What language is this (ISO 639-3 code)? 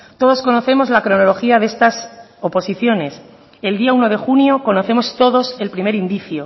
spa